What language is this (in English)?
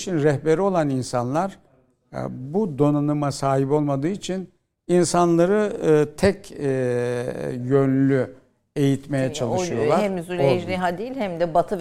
Turkish